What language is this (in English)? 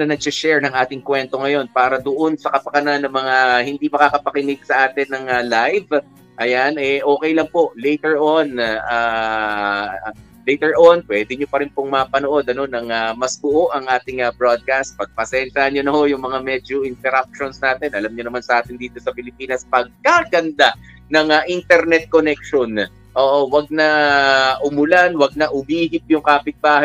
Filipino